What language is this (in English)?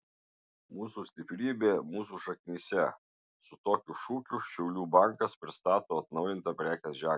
Lithuanian